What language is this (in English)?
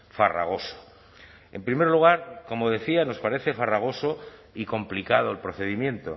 Spanish